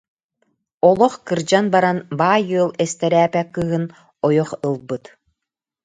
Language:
Yakut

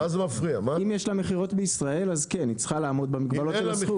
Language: Hebrew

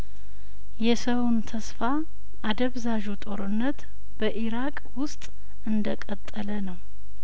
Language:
Amharic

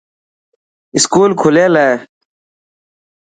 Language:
Dhatki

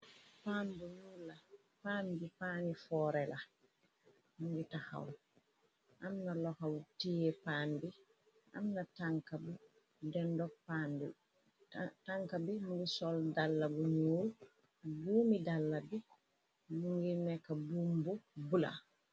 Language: Wolof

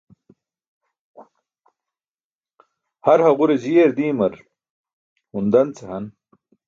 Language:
Burushaski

